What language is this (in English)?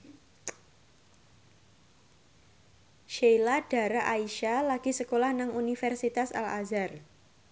Javanese